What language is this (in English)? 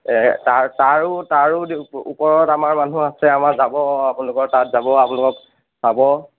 Assamese